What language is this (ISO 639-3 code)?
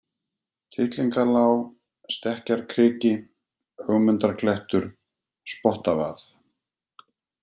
isl